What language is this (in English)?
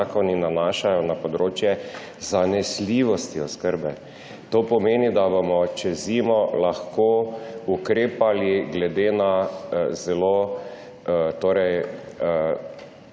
Slovenian